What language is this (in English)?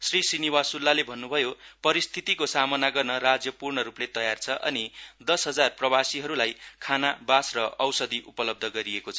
Nepali